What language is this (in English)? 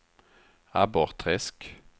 Swedish